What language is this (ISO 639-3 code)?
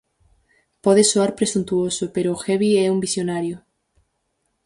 glg